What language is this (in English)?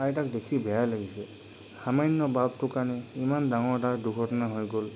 Assamese